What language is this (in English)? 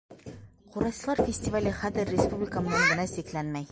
Bashkir